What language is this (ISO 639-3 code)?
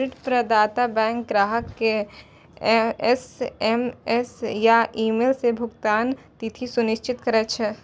mai